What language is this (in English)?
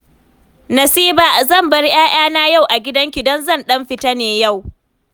Hausa